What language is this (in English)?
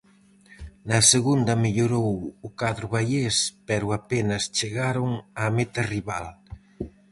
Galician